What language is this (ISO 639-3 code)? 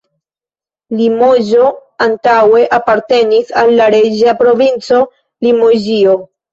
epo